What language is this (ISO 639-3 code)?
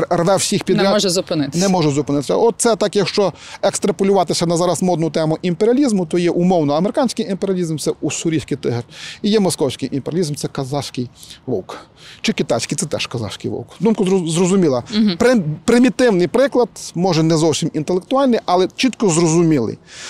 ukr